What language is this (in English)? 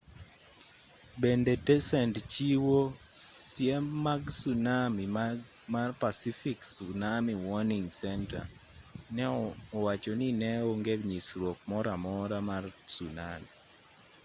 Luo (Kenya and Tanzania)